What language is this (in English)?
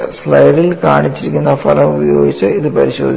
Malayalam